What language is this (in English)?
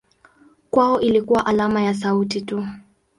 Swahili